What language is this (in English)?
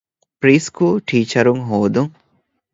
Divehi